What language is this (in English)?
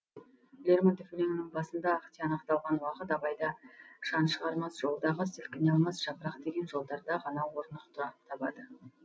Kazakh